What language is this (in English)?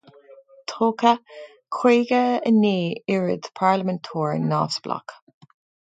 Irish